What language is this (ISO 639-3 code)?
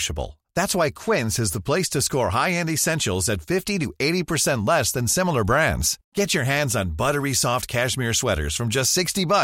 swe